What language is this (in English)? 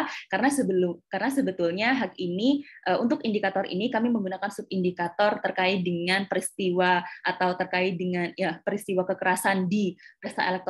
Indonesian